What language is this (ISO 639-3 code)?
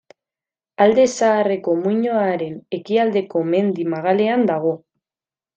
eus